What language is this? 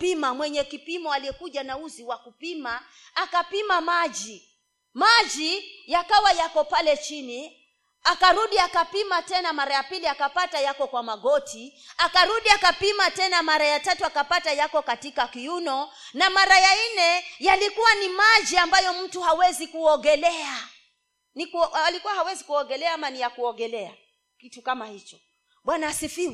Swahili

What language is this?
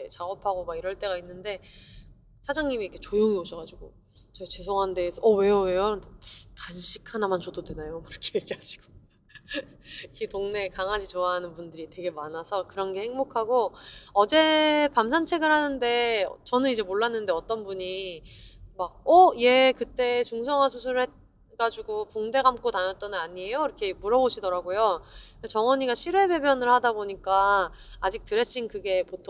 Korean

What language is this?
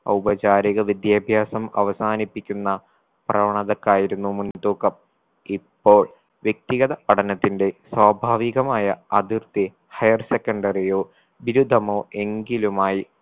Malayalam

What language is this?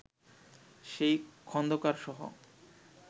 Bangla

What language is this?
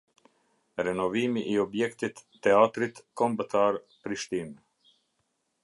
Albanian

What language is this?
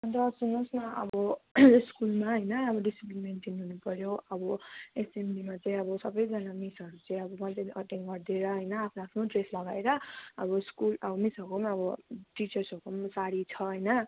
Nepali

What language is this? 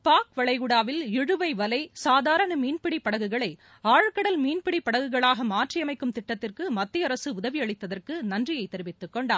Tamil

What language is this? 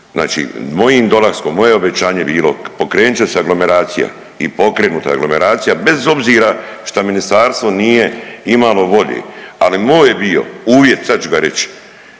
Croatian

